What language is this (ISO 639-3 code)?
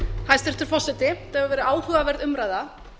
isl